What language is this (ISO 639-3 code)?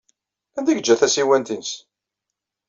kab